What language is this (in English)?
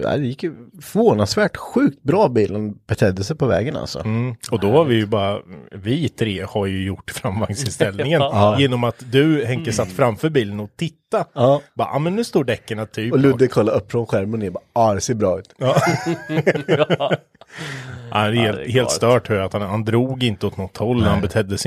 Swedish